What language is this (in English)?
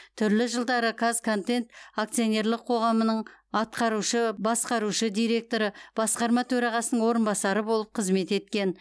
Kazakh